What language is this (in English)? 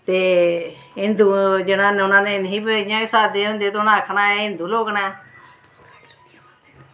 Dogri